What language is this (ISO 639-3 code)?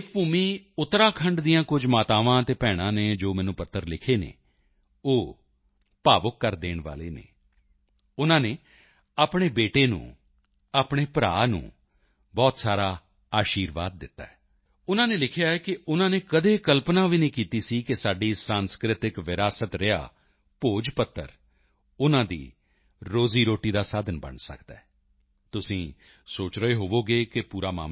pan